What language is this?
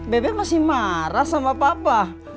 Indonesian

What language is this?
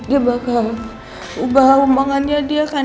Indonesian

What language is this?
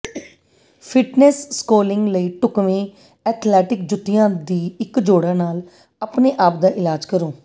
Punjabi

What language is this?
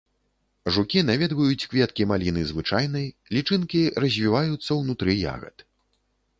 Belarusian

